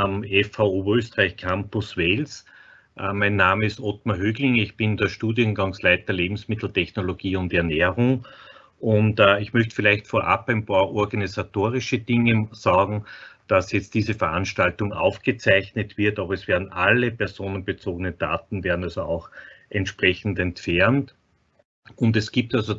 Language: German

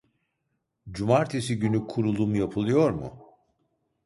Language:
Turkish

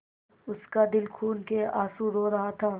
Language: Hindi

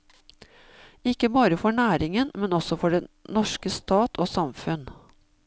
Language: Norwegian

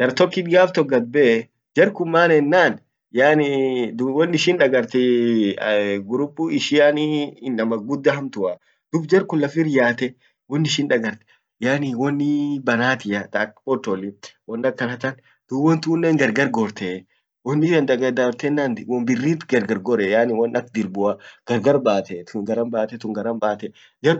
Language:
Orma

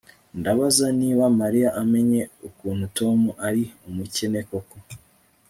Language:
Kinyarwanda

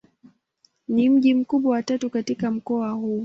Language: Swahili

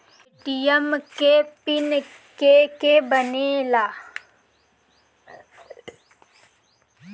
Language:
Bhojpuri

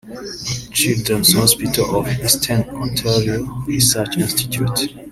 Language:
Kinyarwanda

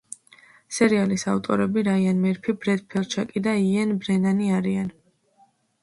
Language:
Georgian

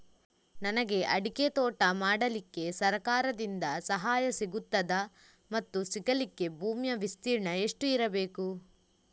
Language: Kannada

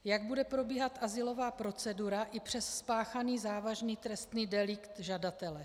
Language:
Czech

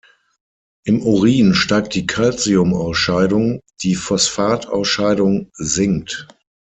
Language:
German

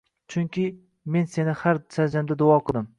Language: Uzbek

